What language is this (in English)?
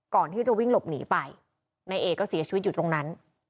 Thai